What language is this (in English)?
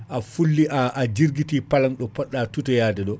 Fula